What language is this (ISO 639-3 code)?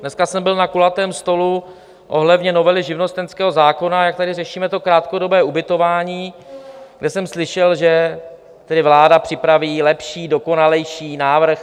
ces